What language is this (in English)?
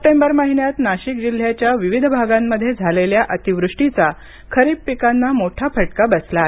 Marathi